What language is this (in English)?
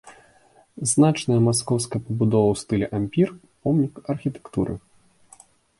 Belarusian